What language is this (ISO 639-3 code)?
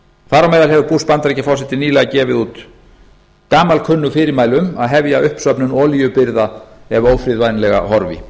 isl